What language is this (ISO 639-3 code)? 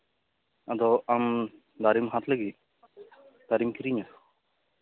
sat